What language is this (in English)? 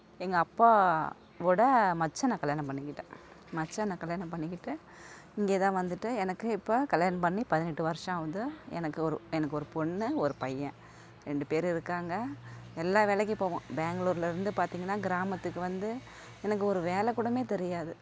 Tamil